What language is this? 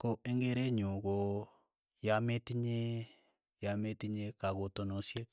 Keiyo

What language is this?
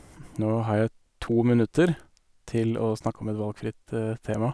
Norwegian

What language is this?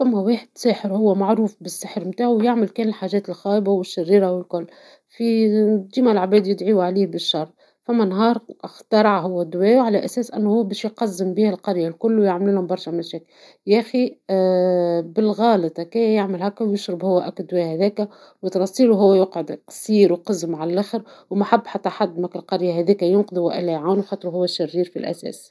Tunisian Arabic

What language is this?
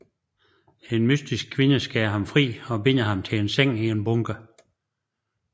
Danish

